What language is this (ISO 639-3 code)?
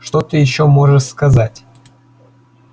rus